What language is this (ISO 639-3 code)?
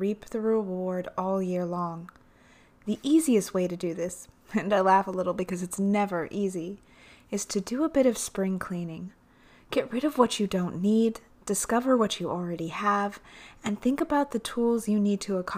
eng